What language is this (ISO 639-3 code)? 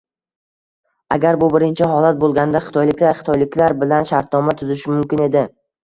uzb